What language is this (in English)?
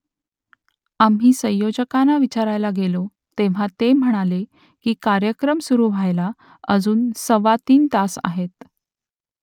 Marathi